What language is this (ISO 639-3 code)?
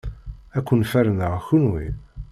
kab